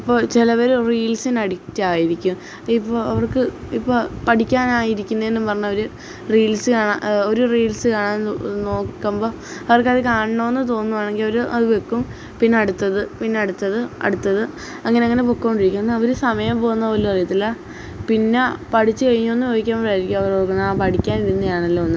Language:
Malayalam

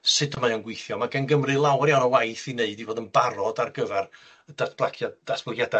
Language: Welsh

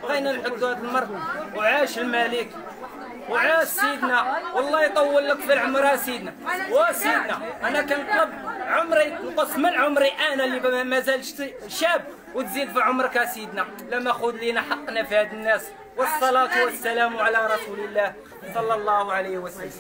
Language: Arabic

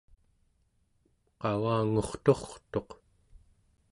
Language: Central Yupik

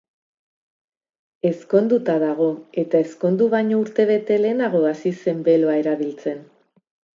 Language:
Basque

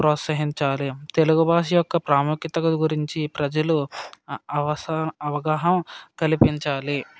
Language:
Telugu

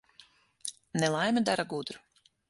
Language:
Latvian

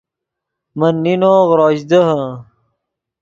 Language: Yidgha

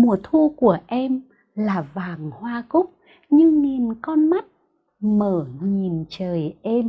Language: Vietnamese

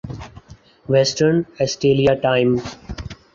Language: Urdu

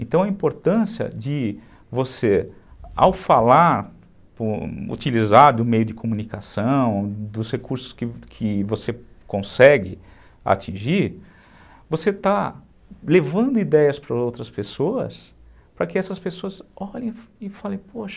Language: Portuguese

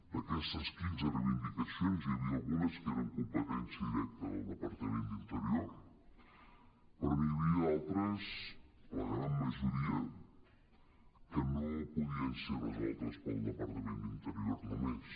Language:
Catalan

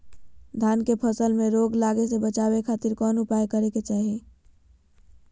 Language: Magahi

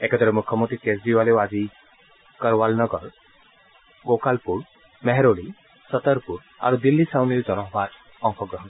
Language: Assamese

